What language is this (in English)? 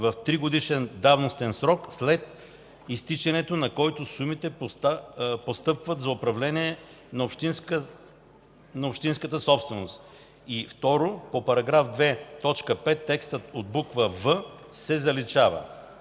Bulgarian